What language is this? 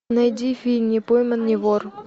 Russian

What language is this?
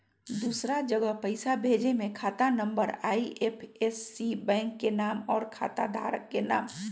Magahi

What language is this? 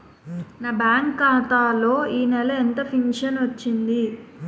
Telugu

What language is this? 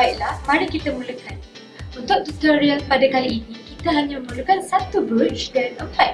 Malay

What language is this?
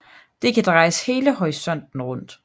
Danish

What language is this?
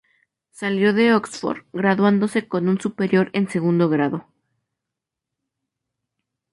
Spanish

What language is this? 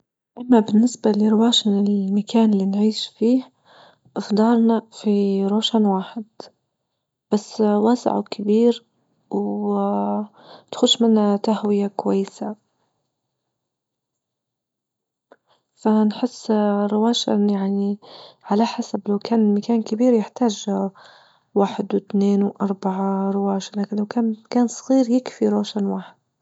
Libyan Arabic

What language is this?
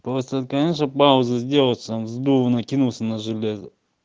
Russian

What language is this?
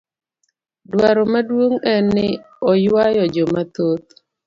Luo (Kenya and Tanzania)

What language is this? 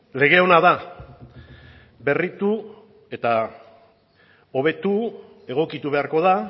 Basque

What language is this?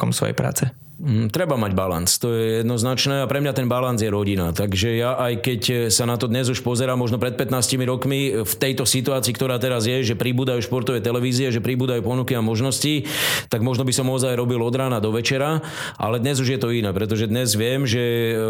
Slovak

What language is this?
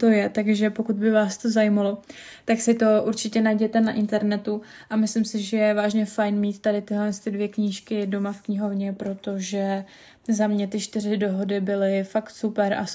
Czech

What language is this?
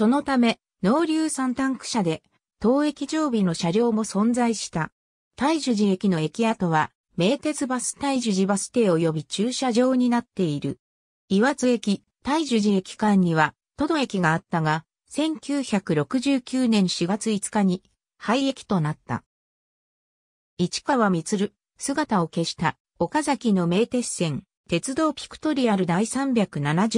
Japanese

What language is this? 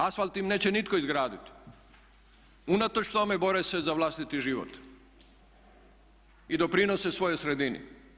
Croatian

